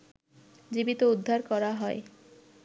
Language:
Bangla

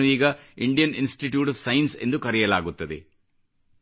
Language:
Kannada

